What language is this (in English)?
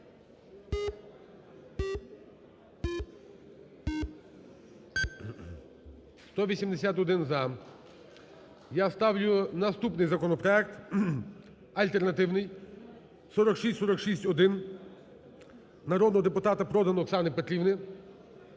Ukrainian